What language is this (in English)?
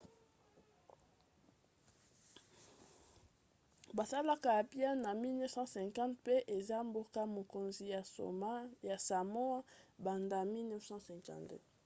Lingala